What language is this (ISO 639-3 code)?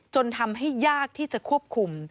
tha